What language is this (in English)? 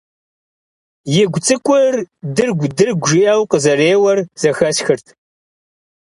Kabardian